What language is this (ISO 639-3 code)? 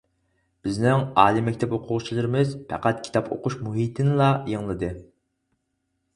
uig